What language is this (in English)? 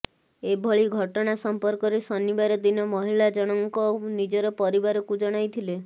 Odia